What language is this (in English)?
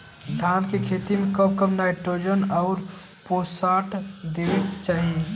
Bhojpuri